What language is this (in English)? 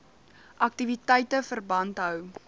Afrikaans